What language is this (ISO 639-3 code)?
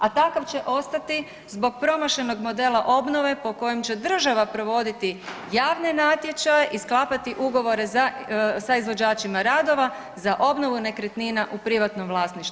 hrv